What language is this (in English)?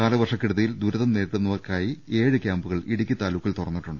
Malayalam